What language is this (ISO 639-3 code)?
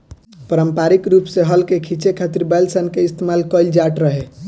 bho